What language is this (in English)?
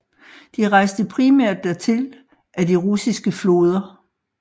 Danish